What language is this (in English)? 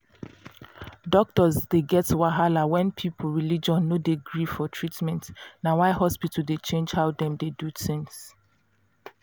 Nigerian Pidgin